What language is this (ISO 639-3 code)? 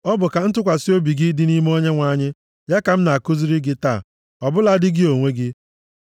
ibo